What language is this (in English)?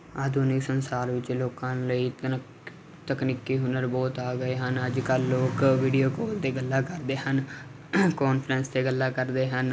Punjabi